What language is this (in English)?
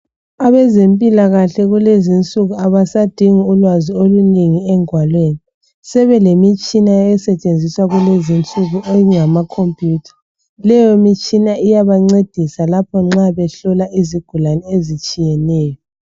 North Ndebele